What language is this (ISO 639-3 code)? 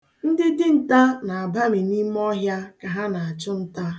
ibo